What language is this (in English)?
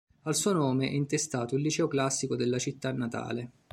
Italian